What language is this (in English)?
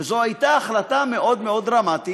Hebrew